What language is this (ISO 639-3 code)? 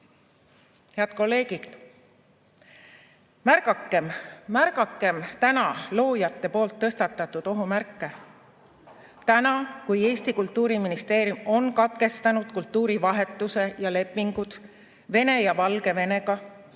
est